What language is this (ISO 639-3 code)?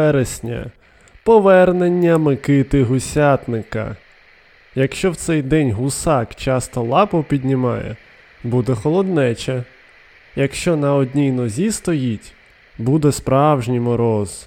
ukr